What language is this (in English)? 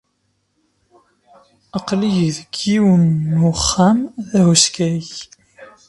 Kabyle